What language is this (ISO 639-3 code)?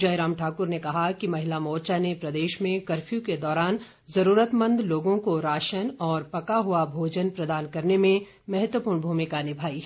hin